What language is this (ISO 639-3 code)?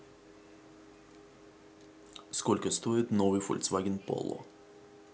rus